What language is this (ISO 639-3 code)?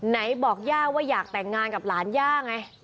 tha